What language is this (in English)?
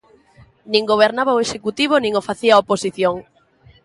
Galician